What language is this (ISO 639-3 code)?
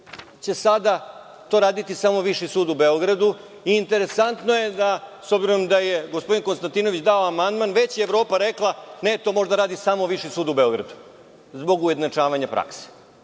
srp